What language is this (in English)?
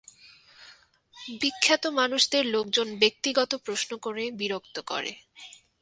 Bangla